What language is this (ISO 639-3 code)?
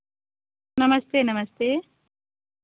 hin